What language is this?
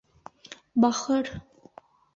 Bashkir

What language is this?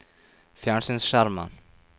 Norwegian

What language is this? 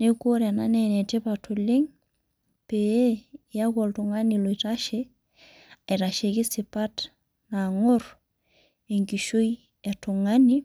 Masai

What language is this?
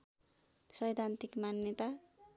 Nepali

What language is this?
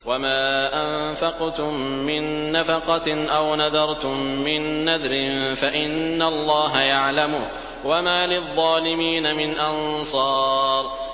Arabic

